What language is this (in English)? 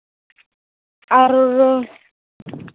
Santali